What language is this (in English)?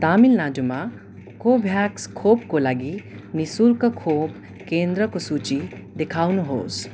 Nepali